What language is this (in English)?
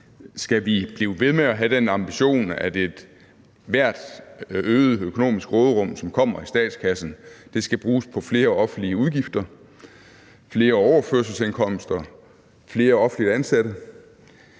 Danish